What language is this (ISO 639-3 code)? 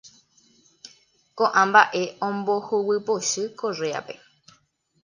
grn